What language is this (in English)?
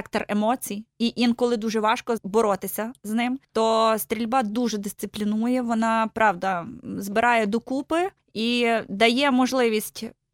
Ukrainian